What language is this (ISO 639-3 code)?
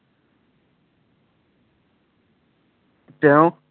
asm